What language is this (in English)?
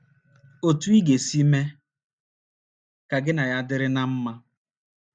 Igbo